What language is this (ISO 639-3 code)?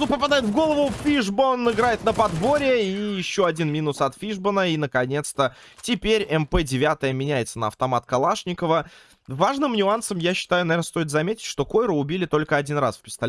rus